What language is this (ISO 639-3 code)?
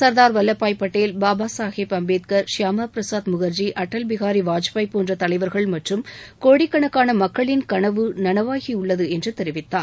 tam